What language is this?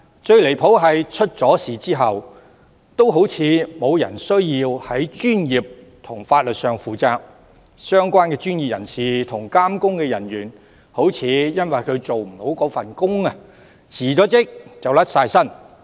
Cantonese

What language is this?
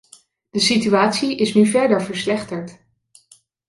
Dutch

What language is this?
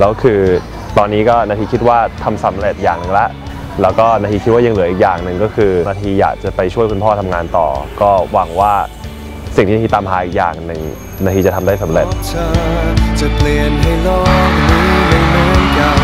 Thai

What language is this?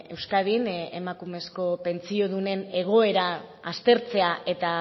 Basque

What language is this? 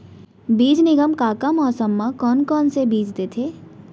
Chhattisgarhi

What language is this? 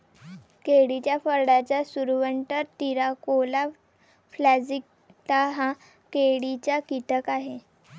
Marathi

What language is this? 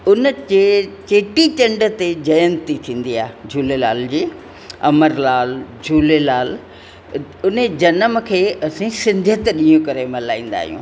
Sindhi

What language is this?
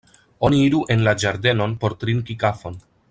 Esperanto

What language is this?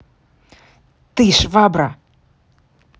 Russian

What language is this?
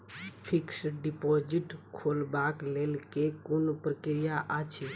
Maithili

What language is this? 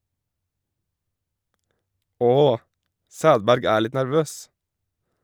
Norwegian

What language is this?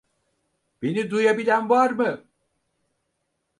Turkish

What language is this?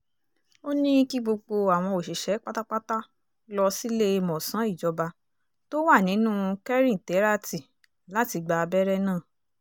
Yoruba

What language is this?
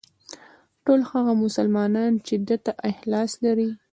Pashto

